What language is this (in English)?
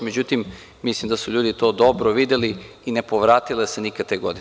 Serbian